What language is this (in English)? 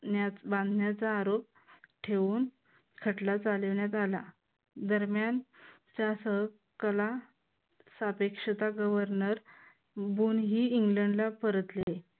Marathi